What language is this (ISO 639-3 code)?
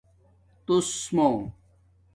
dmk